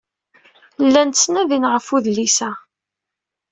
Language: Kabyle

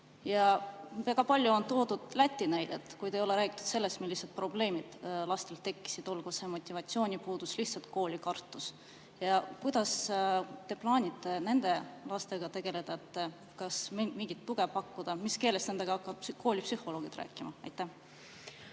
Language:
Estonian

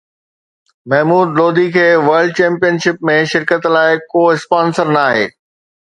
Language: Sindhi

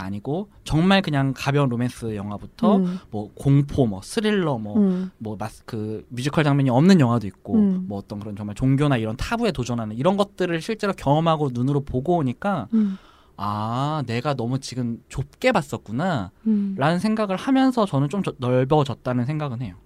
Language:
Korean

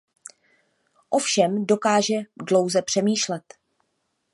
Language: Czech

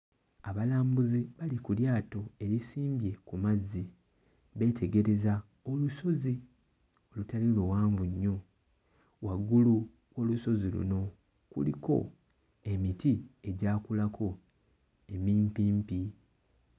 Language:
Ganda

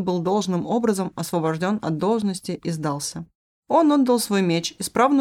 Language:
Russian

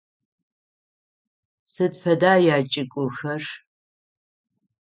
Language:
Adyghe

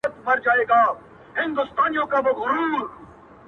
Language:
Pashto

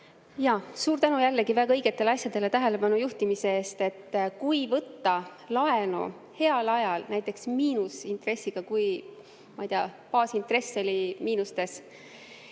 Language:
Estonian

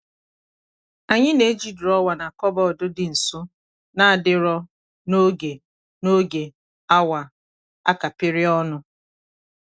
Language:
Igbo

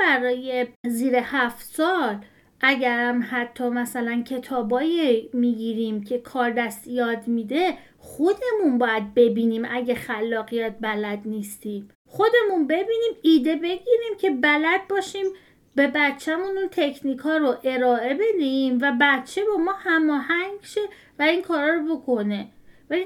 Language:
Persian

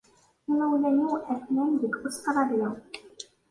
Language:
Kabyle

